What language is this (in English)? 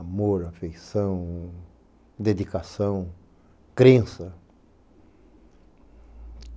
Portuguese